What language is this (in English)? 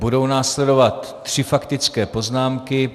Czech